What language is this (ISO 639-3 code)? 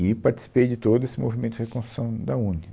por